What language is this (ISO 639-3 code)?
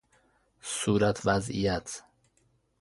fas